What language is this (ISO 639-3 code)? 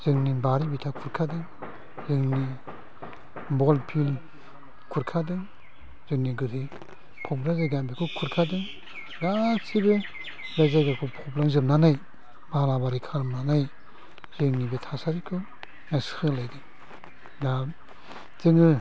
brx